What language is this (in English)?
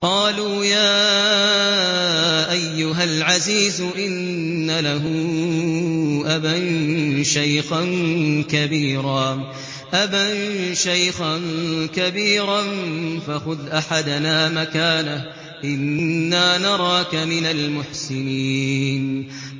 Arabic